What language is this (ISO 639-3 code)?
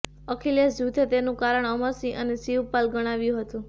guj